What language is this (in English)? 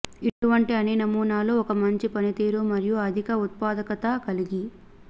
Telugu